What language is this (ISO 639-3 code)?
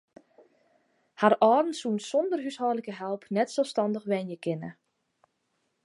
fry